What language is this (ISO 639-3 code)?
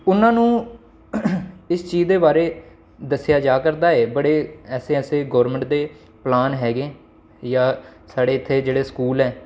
doi